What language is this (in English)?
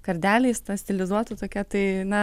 Lithuanian